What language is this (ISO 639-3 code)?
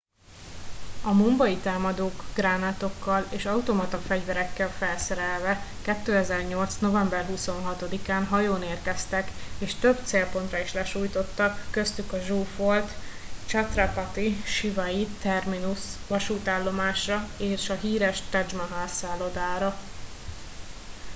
hun